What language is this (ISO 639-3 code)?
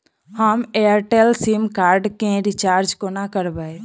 mai